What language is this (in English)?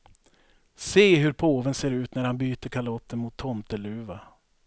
Swedish